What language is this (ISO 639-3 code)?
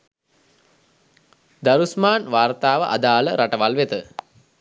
sin